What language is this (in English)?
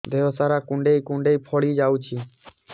Odia